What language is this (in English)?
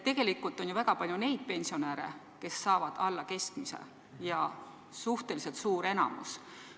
Estonian